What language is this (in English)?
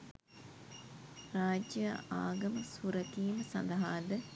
Sinhala